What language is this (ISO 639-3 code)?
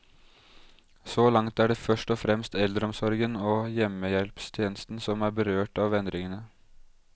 nor